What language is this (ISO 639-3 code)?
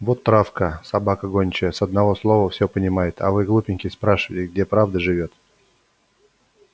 rus